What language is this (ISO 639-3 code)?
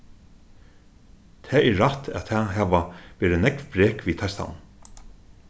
fao